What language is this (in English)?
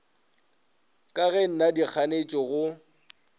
Northern Sotho